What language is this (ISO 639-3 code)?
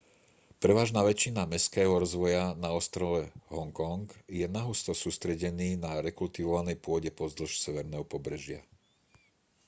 slk